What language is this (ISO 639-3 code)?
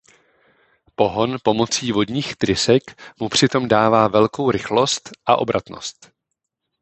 ces